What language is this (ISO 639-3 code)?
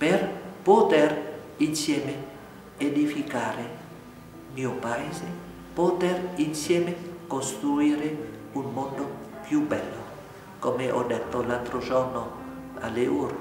ita